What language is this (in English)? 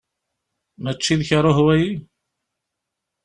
Kabyle